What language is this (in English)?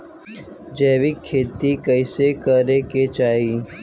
Bhojpuri